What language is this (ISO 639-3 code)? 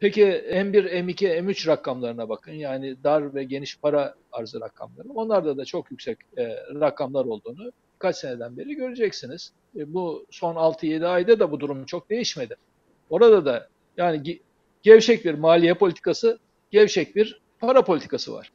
tur